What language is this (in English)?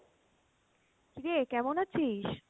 Bangla